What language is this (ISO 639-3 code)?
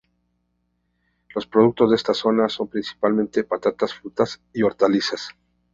spa